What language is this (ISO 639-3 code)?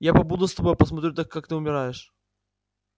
rus